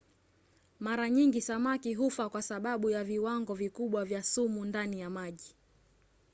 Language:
Swahili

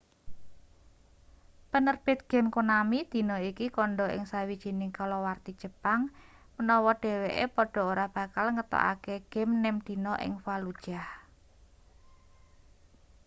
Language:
Javanese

